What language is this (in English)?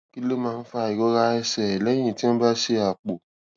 Yoruba